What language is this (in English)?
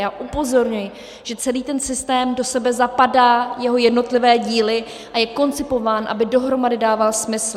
Czech